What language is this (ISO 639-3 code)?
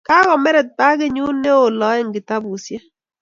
kln